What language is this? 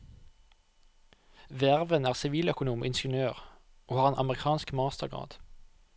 Norwegian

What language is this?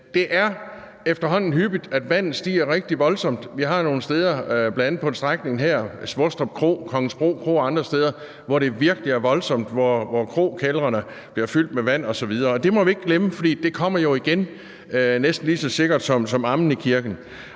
Danish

